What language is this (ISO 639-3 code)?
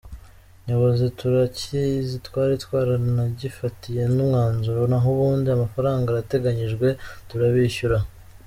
kin